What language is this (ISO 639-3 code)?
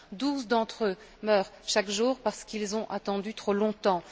fra